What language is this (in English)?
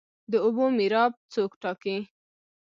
Pashto